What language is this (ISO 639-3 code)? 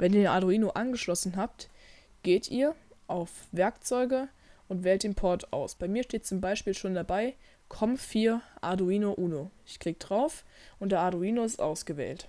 deu